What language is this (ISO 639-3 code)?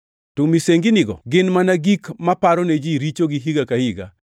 luo